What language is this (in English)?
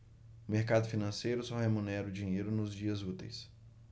Portuguese